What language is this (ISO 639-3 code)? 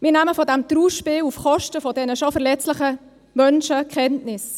gsw